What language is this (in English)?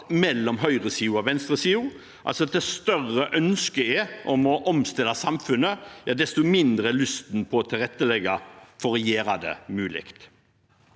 Norwegian